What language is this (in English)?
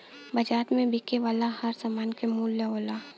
Bhojpuri